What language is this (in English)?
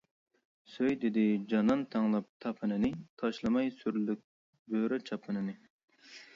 Uyghur